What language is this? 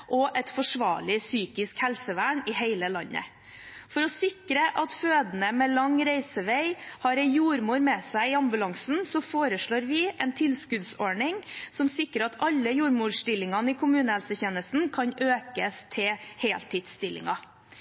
Norwegian Bokmål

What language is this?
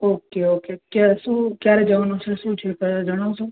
Gujarati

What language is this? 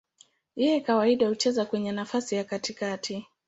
Swahili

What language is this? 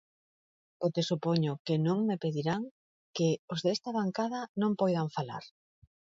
Galician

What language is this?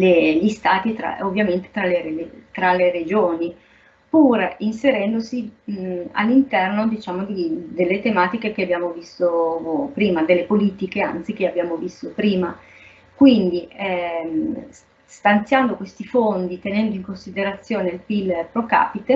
Italian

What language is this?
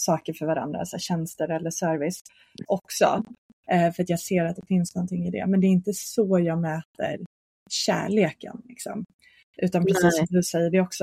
Swedish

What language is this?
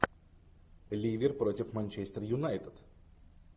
Russian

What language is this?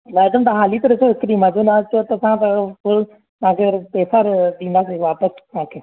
Sindhi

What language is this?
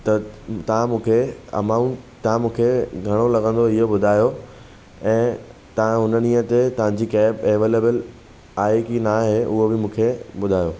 Sindhi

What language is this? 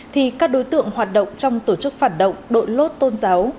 Vietnamese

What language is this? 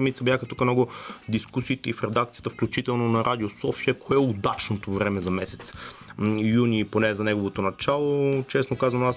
Bulgarian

